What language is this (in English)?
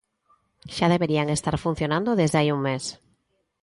Galician